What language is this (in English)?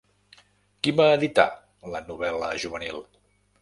Catalan